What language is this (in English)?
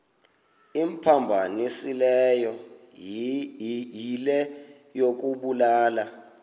Xhosa